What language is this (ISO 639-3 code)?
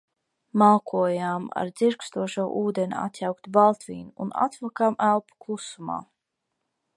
lav